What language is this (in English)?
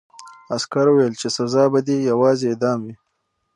Pashto